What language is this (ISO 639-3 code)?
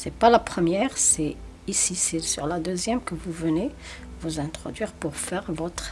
fra